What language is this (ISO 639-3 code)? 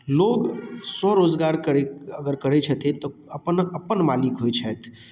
mai